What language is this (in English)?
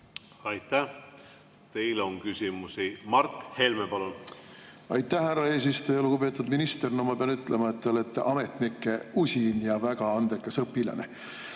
Estonian